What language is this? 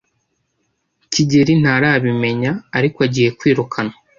Kinyarwanda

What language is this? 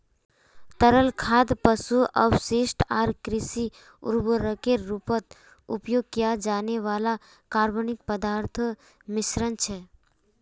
Magahi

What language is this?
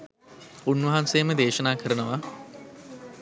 Sinhala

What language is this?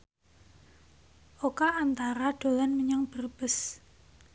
Javanese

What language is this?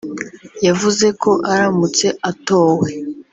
Kinyarwanda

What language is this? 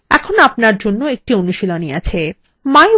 Bangla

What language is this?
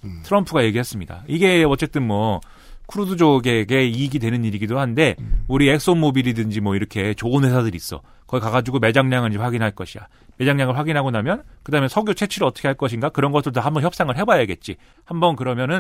Korean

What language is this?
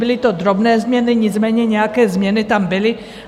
Czech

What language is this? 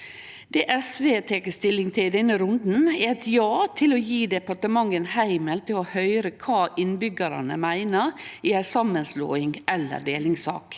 Norwegian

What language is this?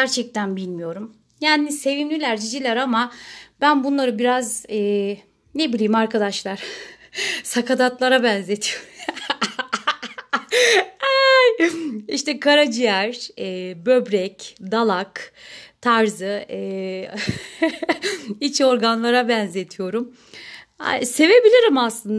Turkish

